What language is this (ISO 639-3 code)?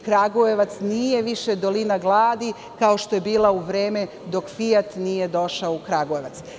srp